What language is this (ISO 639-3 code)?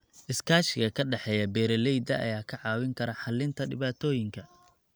som